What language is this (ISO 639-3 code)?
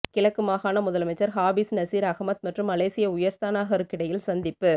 tam